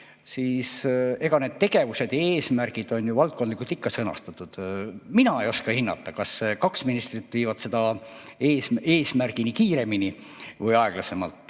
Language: Estonian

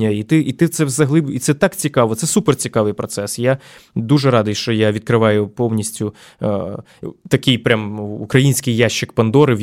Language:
Ukrainian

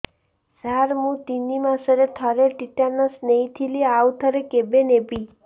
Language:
Odia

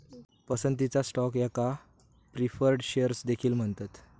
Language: Marathi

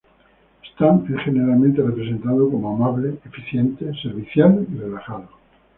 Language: Spanish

